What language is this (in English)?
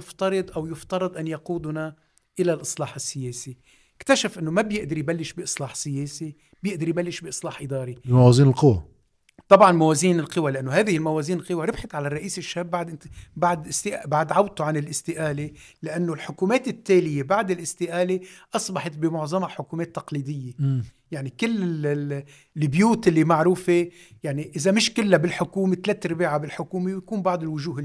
Arabic